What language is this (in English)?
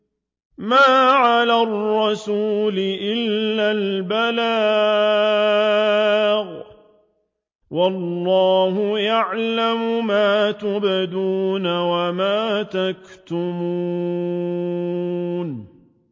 Arabic